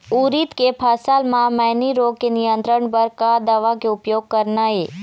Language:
Chhattisgarhi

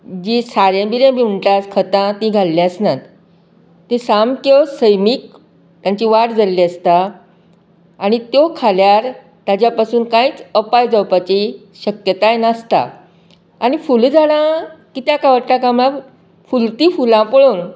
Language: Konkani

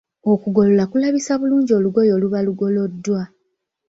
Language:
Ganda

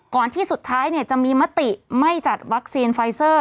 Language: Thai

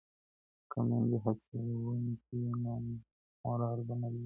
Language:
Pashto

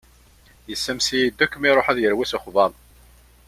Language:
Kabyle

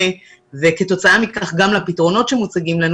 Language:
Hebrew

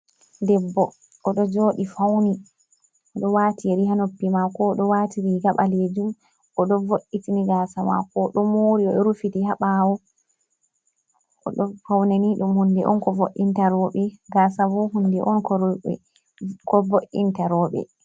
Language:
Fula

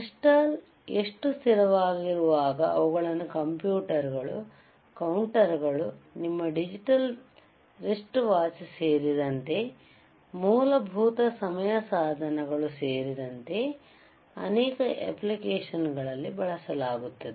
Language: Kannada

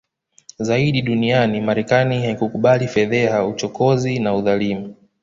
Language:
Swahili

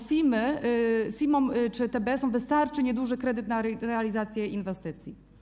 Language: Polish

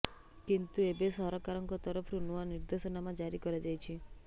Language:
Odia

